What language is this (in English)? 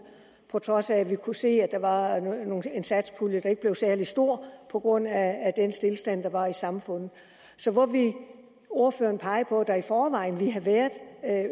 Danish